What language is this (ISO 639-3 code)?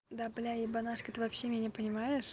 rus